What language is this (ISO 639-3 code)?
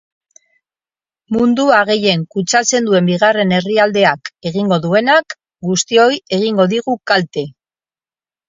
eus